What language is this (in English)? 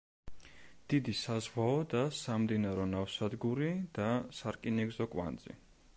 Georgian